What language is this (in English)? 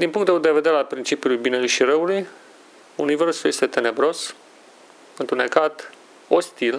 Romanian